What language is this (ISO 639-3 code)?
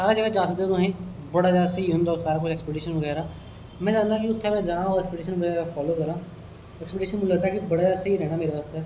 doi